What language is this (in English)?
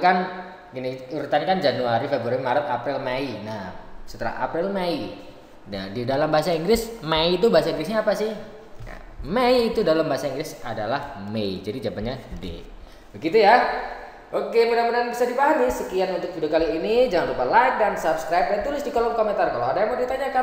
Indonesian